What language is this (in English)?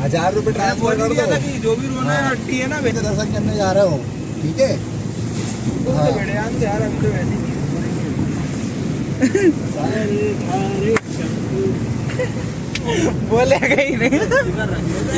Hindi